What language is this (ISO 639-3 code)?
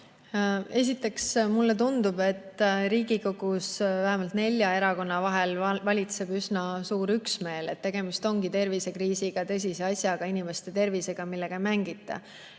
est